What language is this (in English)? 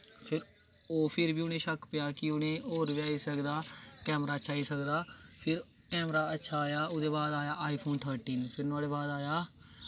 Dogri